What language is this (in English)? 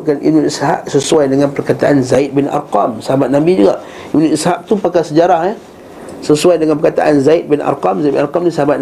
Malay